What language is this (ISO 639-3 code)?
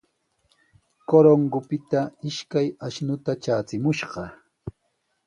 qws